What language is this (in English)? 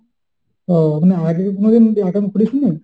Bangla